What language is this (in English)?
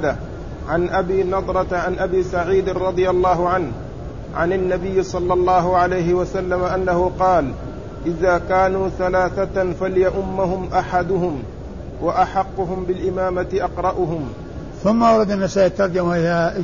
Arabic